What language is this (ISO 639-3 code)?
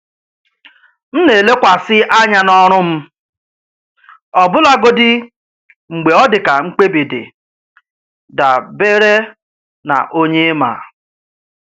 ibo